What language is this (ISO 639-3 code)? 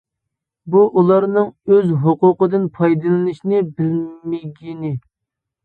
uig